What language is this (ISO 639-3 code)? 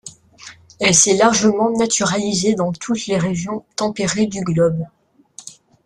fra